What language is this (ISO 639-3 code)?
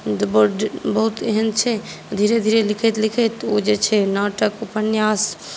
mai